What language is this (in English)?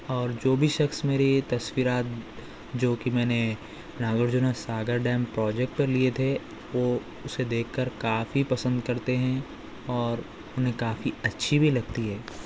Urdu